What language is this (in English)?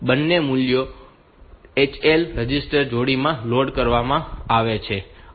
Gujarati